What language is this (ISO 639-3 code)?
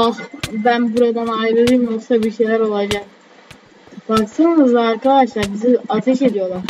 tur